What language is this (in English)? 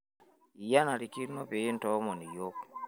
Masai